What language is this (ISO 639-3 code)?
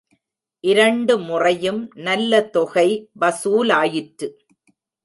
tam